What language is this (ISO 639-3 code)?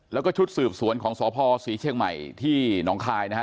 tha